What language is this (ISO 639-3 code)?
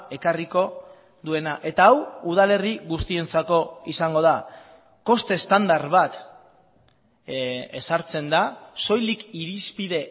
eus